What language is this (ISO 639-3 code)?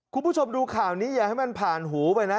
tha